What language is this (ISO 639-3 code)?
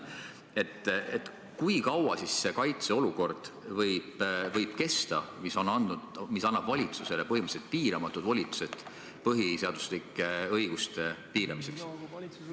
est